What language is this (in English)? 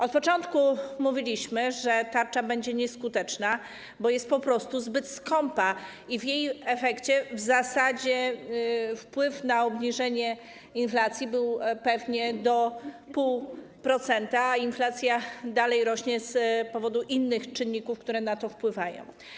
Polish